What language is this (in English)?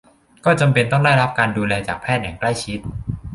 Thai